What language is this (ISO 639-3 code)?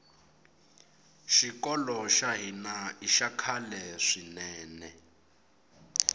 tso